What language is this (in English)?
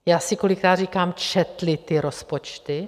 Czech